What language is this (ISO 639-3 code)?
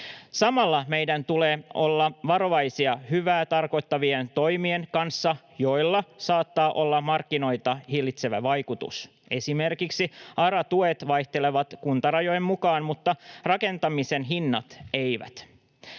fin